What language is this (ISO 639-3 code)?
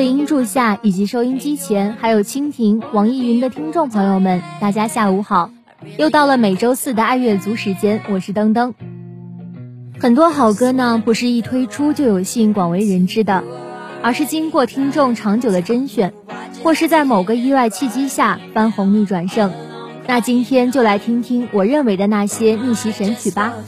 zho